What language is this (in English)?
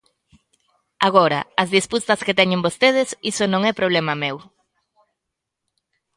Galician